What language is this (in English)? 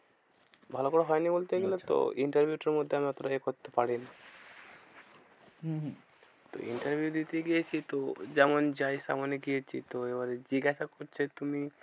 Bangla